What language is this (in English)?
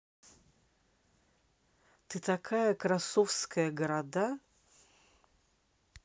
Russian